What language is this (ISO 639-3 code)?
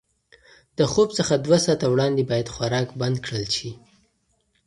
pus